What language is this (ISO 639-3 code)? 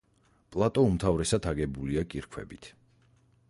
kat